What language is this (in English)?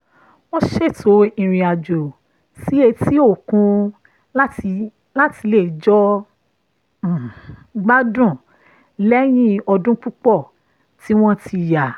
Yoruba